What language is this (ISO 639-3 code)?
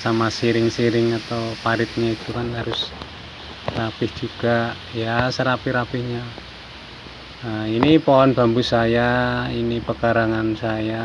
ind